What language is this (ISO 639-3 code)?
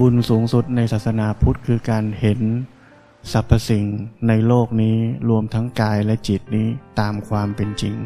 tha